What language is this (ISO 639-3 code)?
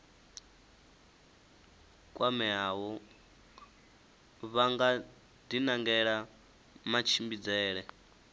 ven